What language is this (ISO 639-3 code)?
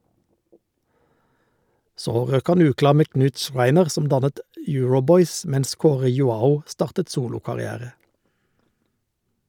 nor